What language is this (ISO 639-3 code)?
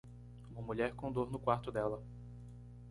por